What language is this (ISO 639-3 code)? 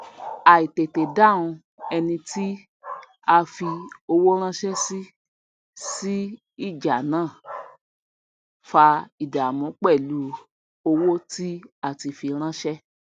yor